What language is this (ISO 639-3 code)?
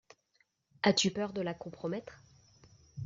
fra